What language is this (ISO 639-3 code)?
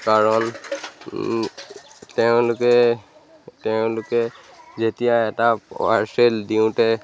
asm